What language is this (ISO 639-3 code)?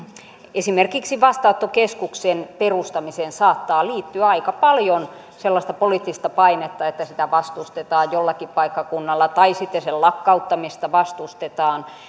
fin